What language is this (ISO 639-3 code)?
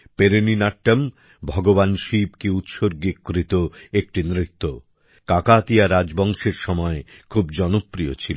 ben